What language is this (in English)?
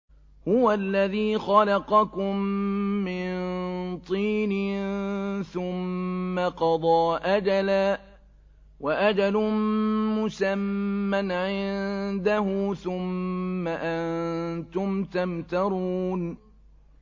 Arabic